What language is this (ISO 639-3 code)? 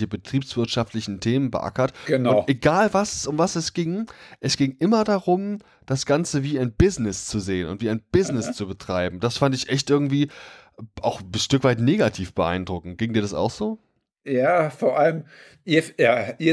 deu